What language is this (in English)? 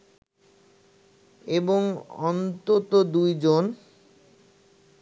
Bangla